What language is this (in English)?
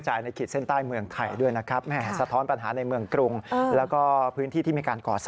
Thai